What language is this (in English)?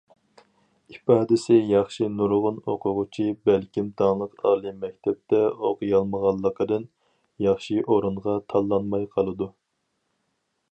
Uyghur